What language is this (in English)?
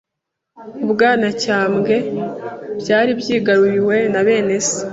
Kinyarwanda